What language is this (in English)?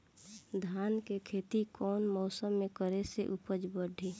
Bhojpuri